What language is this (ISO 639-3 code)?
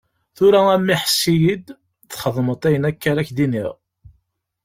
kab